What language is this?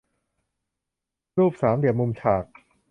Thai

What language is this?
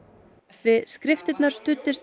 Icelandic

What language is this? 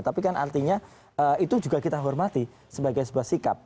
Indonesian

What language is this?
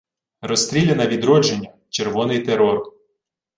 Ukrainian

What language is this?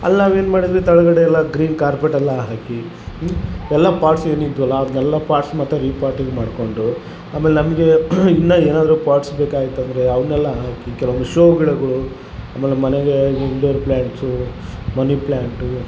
Kannada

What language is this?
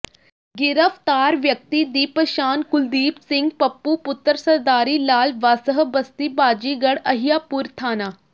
Punjabi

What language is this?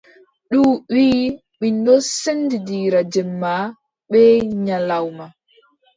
Adamawa Fulfulde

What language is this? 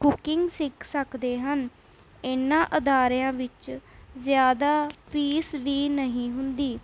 Punjabi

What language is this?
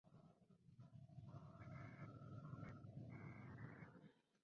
Spanish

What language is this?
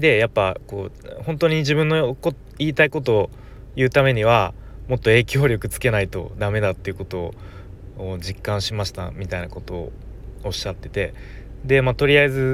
Japanese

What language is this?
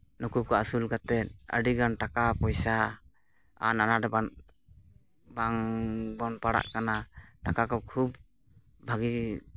Santali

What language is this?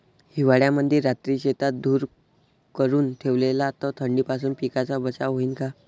Marathi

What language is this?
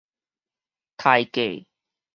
Min Nan Chinese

